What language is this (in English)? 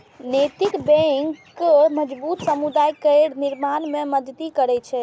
Maithili